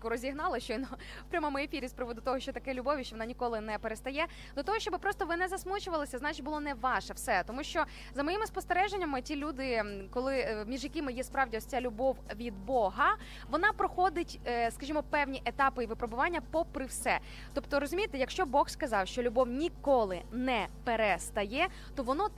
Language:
Ukrainian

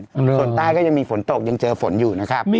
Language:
Thai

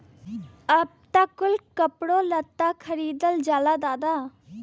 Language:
Bhojpuri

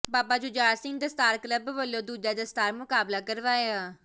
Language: Punjabi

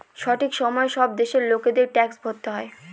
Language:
Bangla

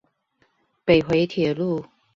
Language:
Chinese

